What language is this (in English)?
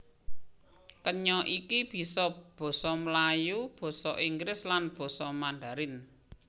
Javanese